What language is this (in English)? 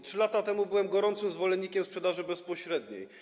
Polish